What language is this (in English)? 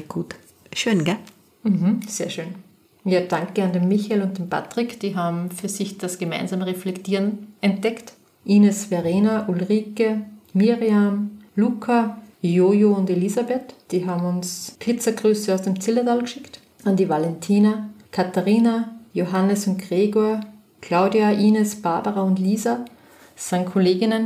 German